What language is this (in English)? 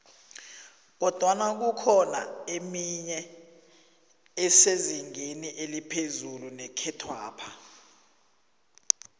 South Ndebele